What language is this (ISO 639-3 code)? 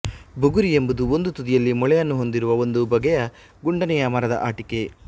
kan